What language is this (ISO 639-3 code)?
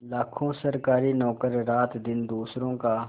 hin